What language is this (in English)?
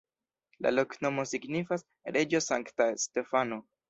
Esperanto